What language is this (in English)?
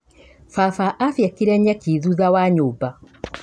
Kikuyu